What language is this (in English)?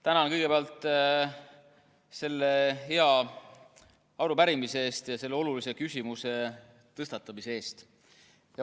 Estonian